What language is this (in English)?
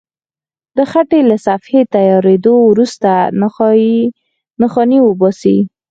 Pashto